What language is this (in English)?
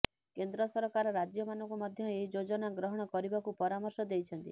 Odia